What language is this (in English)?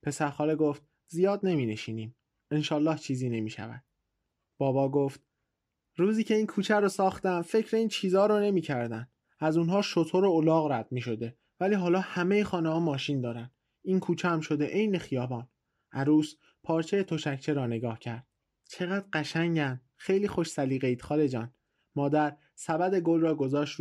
Persian